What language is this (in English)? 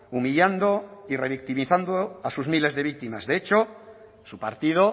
Spanish